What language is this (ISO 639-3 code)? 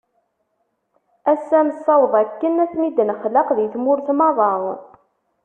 kab